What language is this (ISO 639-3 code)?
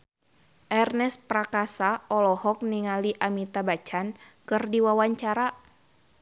sun